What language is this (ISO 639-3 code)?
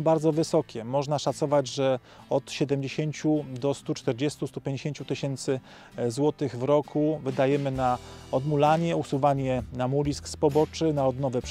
pol